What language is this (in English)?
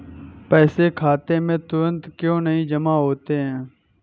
Hindi